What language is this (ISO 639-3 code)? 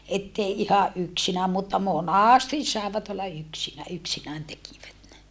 fin